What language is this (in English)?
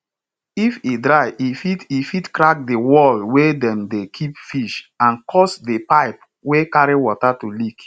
Nigerian Pidgin